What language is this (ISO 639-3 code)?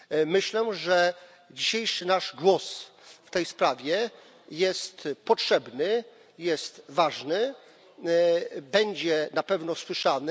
pol